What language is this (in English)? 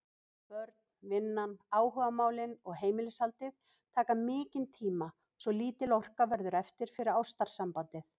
Icelandic